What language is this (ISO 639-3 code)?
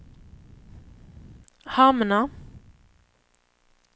swe